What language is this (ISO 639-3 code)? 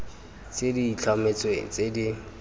tsn